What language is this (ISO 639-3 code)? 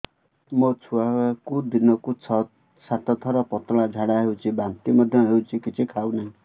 ori